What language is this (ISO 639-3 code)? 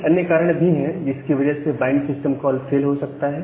hin